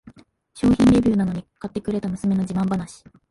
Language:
Japanese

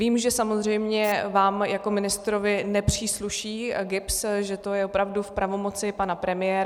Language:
Czech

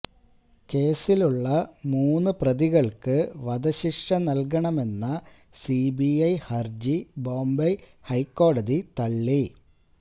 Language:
Malayalam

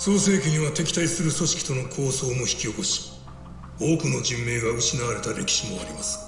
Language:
Japanese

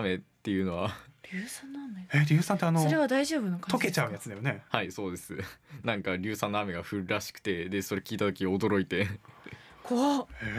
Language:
Japanese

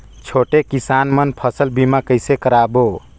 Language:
Chhattisgarhi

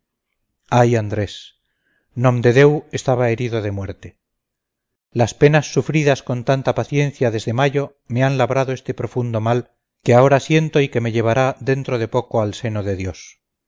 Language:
Spanish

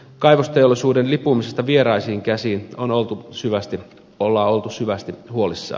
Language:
Finnish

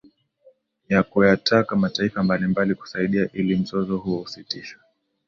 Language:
Swahili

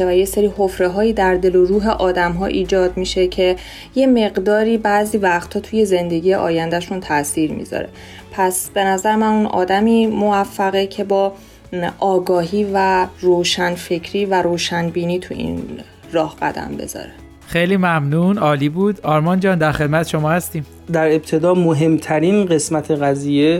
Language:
Persian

